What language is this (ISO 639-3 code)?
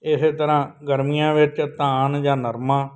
pan